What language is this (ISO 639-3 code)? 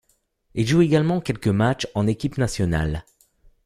fra